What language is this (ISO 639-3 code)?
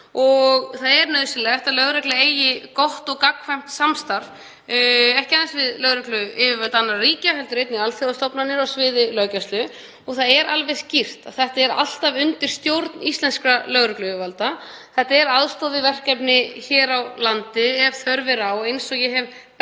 isl